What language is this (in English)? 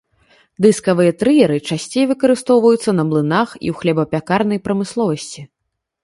Belarusian